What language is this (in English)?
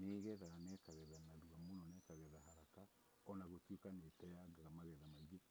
Kikuyu